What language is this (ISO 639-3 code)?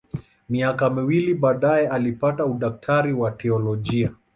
swa